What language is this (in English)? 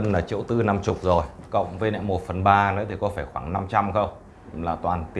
Vietnamese